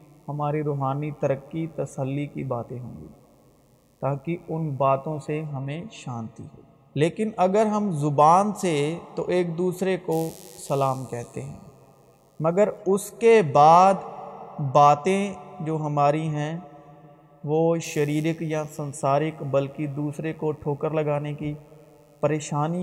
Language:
Urdu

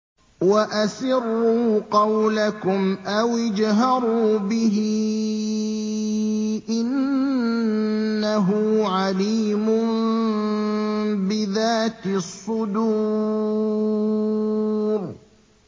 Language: Arabic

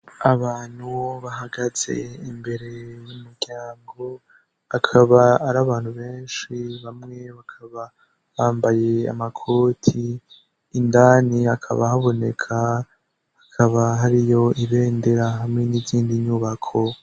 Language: Rundi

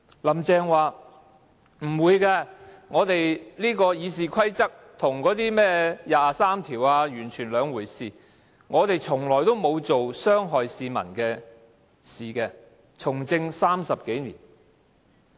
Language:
Cantonese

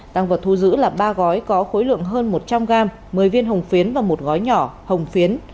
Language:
Vietnamese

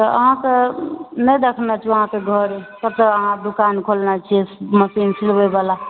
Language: Maithili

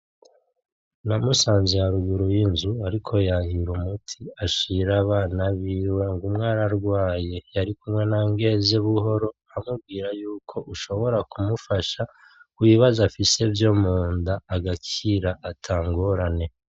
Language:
Rundi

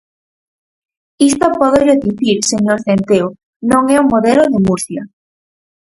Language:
Galician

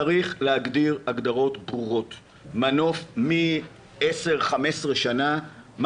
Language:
Hebrew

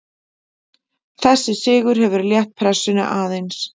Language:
Icelandic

